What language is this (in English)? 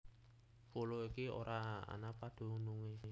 Javanese